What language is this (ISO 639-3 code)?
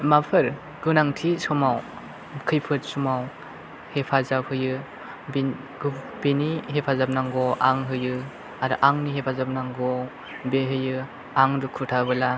brx